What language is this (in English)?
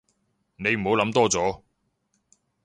Cantonese